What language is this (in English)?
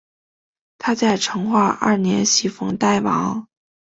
Chinese